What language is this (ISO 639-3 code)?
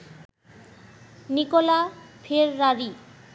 ben